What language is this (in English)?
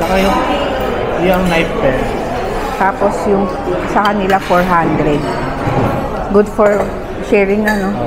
Filipino